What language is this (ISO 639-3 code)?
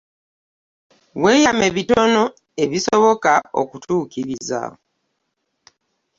lug